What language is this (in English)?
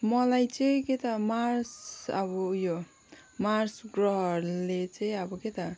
Nepali